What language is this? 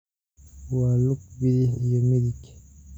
Somali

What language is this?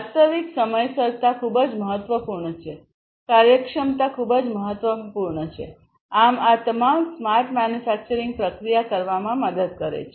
Gujarati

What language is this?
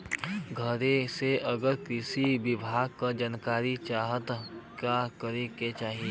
Bhojpuri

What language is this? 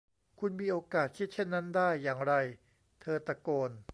Thai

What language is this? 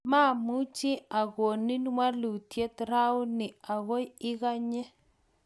Kalenjin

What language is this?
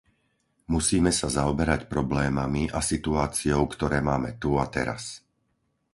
Slovak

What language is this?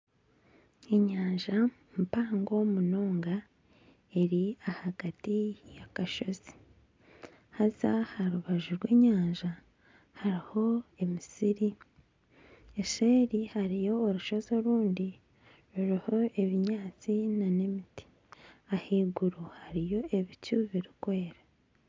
Nyankole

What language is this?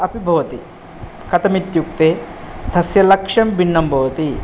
Sanskrit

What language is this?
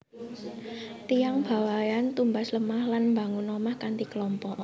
Javanese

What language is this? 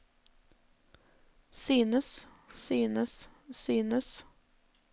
Norwegian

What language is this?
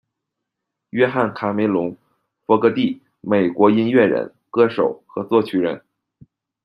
Chinese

